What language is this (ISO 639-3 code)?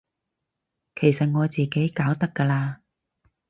yue